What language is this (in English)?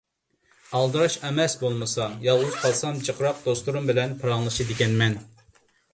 Uyghur